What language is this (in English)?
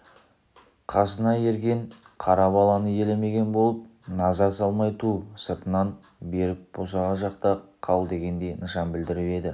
Kazakh